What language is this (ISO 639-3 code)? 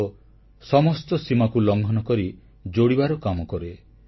ori